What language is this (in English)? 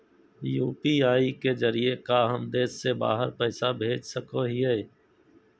Magahi